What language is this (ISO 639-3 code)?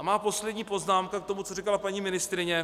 ces